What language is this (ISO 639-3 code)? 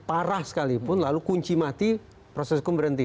ind